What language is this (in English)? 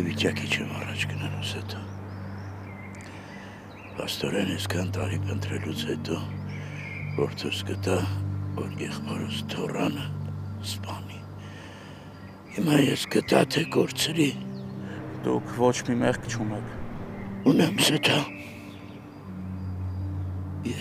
Romanian